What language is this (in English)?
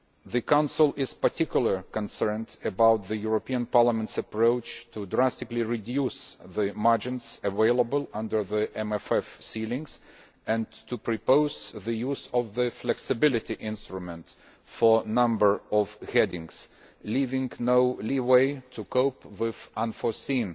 English